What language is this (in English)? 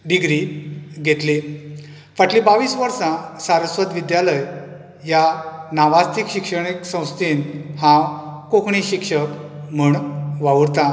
Konkani